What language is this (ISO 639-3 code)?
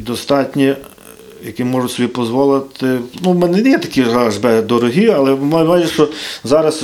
ukr